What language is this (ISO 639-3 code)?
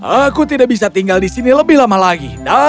ind